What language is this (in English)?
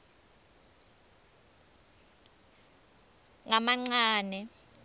Swati